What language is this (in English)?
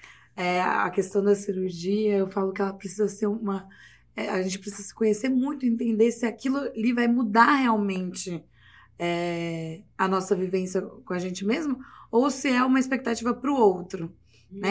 Portuguese